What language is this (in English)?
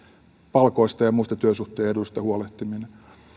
Finnish